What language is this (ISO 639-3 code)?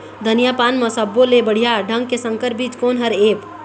hne